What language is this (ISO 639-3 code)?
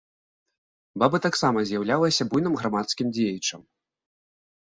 bel